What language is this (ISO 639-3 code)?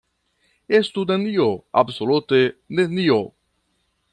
epo